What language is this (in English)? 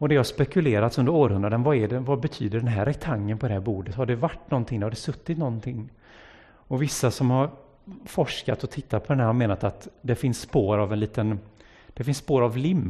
Swedish